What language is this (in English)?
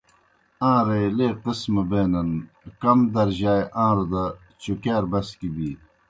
Kohistani Shina